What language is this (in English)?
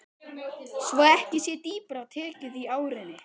Icelandic